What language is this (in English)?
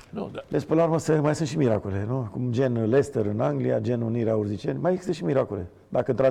Romanian